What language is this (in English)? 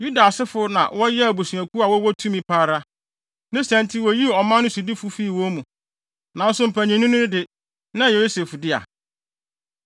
Akan